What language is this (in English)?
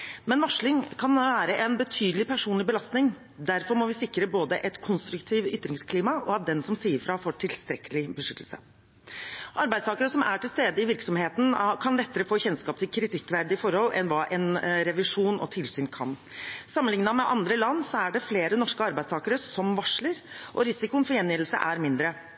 Norwegian Bokmål